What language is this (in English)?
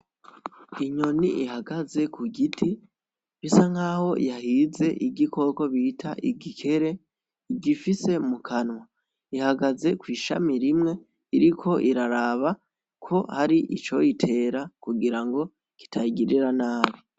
Rundi